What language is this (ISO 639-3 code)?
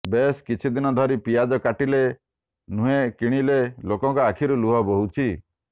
ori